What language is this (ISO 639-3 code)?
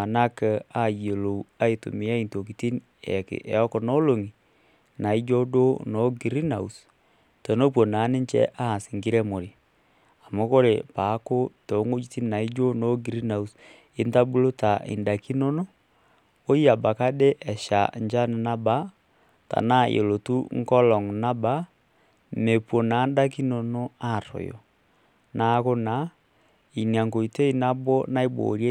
mas